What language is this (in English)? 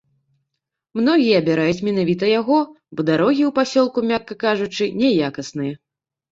Belarusian